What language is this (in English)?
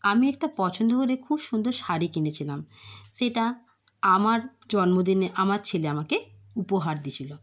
Bangla